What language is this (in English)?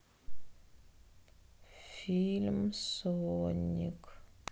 Russian